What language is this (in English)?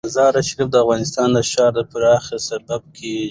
Pashto